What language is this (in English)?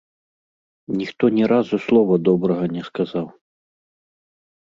Belarusian